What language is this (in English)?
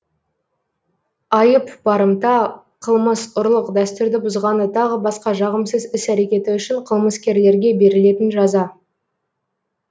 Kazakh